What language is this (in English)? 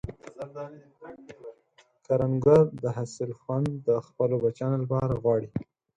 Pashto